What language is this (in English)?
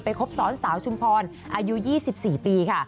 Thai